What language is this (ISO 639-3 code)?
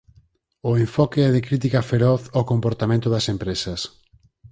glg